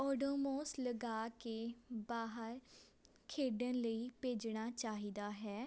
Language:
Punjabi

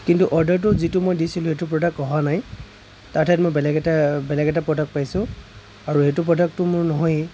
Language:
Assamese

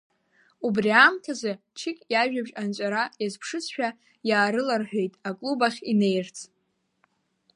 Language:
Abkhazian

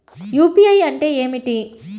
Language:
Telugu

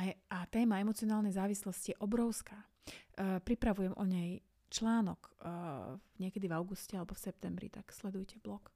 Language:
Slovak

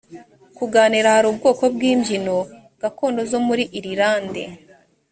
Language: Kinyarwanda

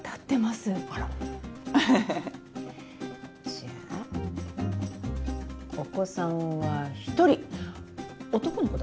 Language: Japanese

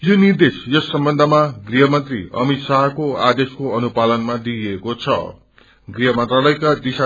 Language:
Nepali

